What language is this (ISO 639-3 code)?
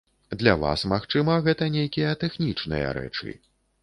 bel